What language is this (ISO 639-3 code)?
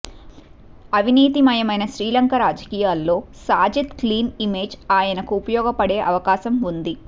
tel